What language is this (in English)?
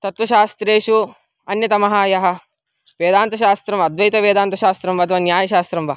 Sanskrit